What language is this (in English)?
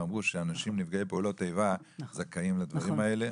Hebrew